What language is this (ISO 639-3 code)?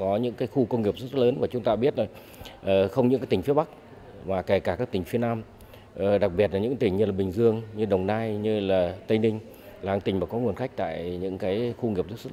vie